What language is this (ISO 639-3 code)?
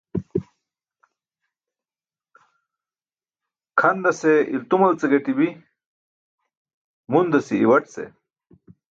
bsk